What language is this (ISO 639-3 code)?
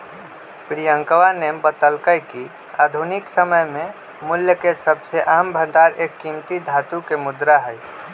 mag